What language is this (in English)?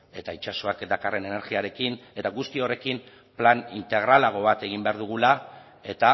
Basque